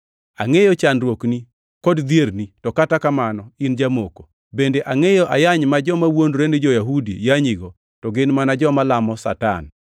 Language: Luo (Kenya and Tanzania)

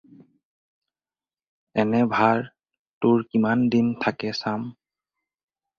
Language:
Assamese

